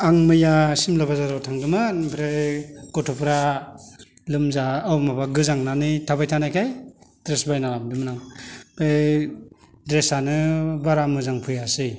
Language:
Bodo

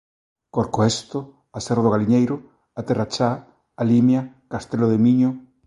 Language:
Galician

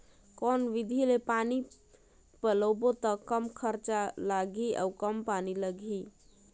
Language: Chhattisgarhi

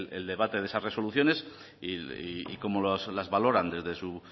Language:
Spanish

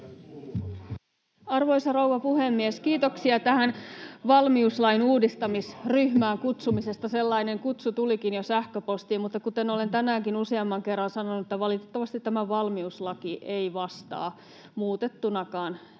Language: Finnish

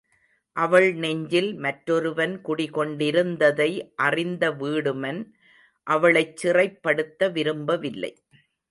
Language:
Tamil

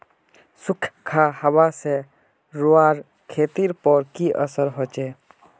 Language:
Magahi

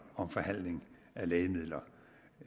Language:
Danish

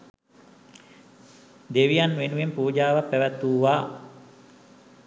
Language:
Sinhala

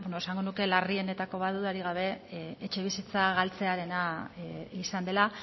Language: Basque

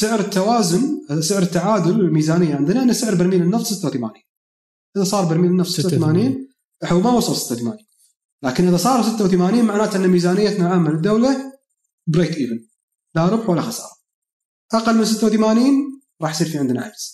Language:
Arabic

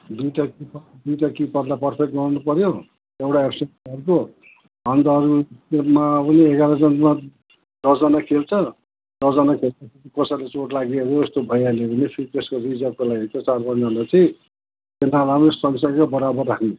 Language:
Nepali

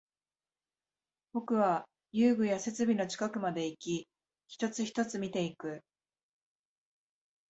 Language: Japanese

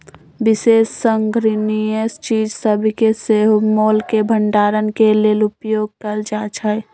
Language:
Magahi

